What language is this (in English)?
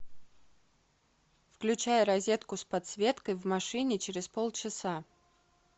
Russian